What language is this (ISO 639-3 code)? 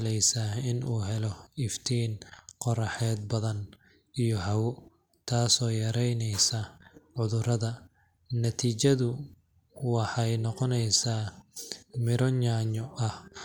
som